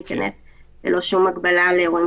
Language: Hebrew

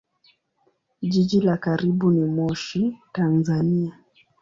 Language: Swahili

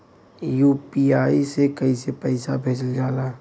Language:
Bhojpuri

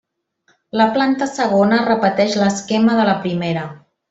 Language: Catalan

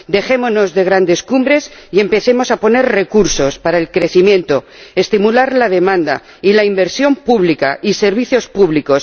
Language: Spanish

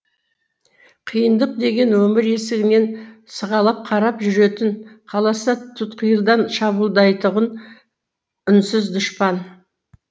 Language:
Kazakh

